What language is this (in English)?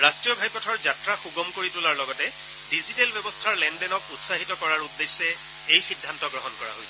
Assamese